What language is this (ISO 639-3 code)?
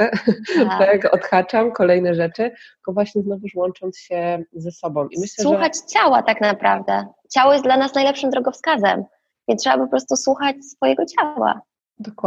pol